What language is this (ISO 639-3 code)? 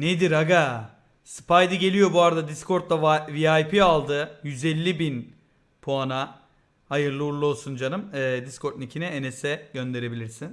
tur